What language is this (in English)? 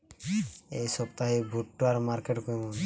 Bangla